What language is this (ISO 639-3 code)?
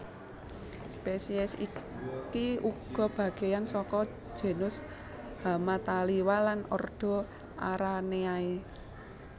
jav